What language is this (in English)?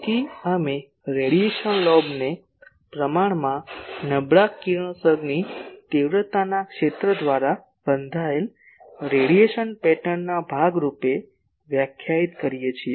Gujarati